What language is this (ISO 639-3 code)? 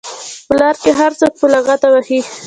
pus